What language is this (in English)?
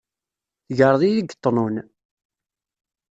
Kabyle